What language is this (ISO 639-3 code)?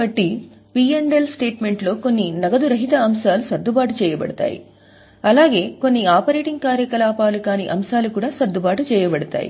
tel